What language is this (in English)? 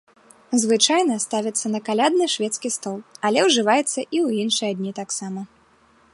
Belarusian